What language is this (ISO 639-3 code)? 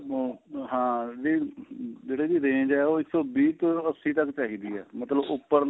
pan